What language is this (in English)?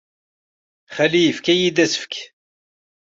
Kabyle